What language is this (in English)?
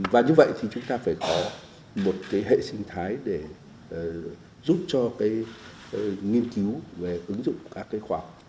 Vietnamese